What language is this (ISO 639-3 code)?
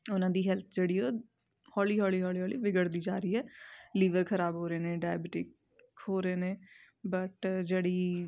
pan